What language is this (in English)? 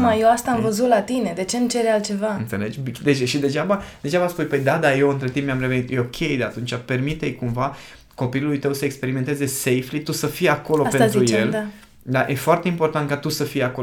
Romanian